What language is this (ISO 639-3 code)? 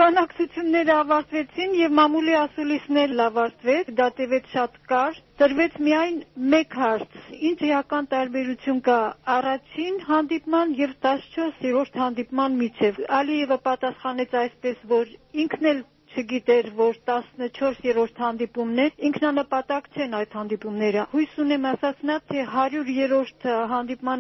tur